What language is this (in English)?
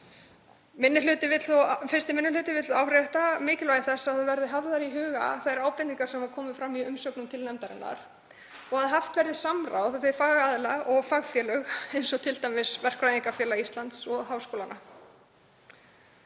Icelandic